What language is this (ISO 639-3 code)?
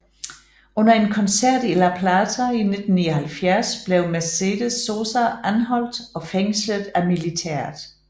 dan